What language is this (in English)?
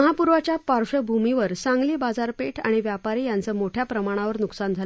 Marathi